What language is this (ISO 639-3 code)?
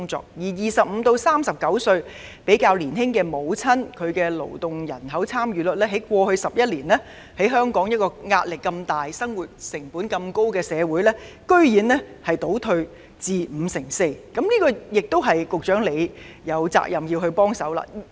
yue